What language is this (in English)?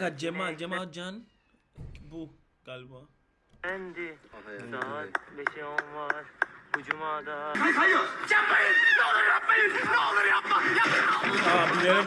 Turkish